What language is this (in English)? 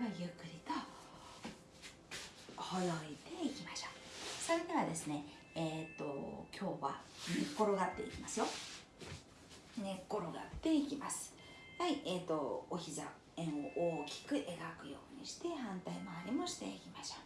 Japanese